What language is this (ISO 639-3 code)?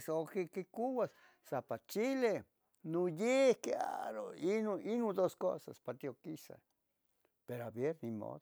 nhg